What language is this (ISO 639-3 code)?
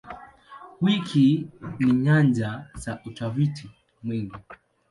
swa